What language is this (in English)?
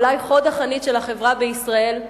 Hebrew